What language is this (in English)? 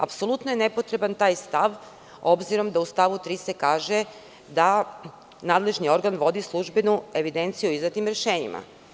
Serbian